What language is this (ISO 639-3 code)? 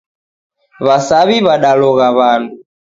dav